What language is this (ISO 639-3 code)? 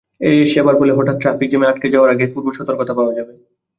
ben